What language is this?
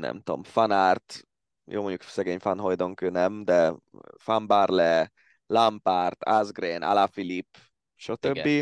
Hungarian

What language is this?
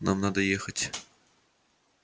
Russian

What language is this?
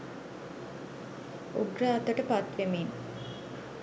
Sinhala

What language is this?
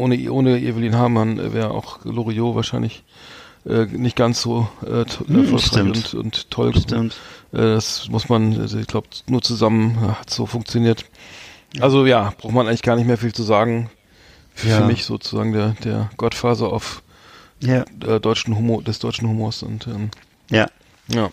German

